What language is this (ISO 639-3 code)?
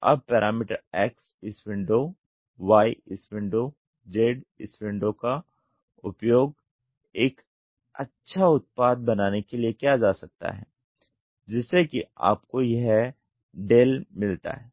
hin